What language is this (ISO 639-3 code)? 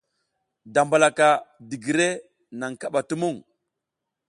giz